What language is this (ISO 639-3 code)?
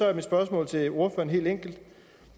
dan